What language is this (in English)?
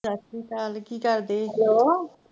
Punjabi